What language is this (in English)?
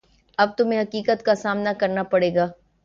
Urdu